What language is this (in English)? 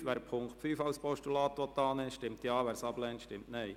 Swiss German